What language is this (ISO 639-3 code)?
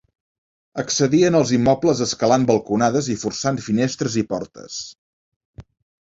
cat